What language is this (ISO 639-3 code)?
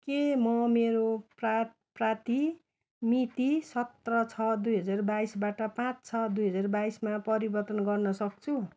nep